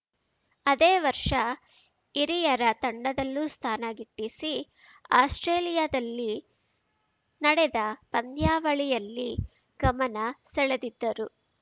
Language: Kannada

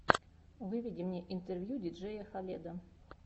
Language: Russian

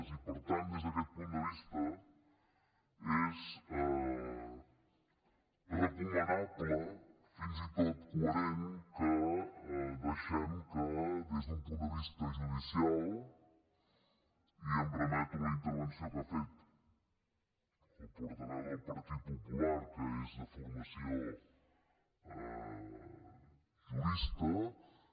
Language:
Catalan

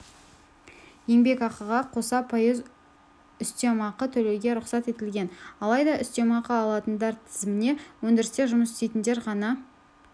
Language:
Kazakh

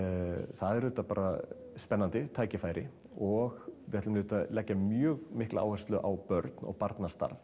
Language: Icelandic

